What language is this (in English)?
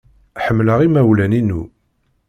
Kabyle